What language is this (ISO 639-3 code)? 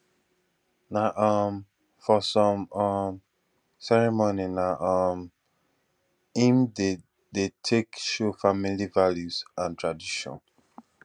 pcm